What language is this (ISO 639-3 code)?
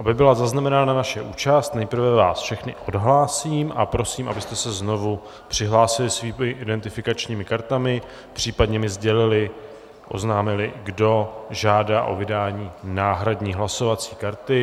ces